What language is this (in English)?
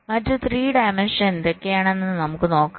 Malayalam